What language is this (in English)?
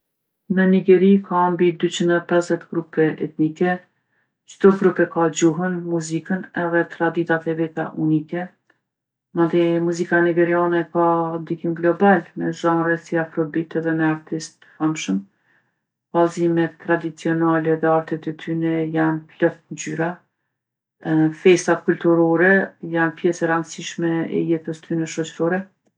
Gheg Albanian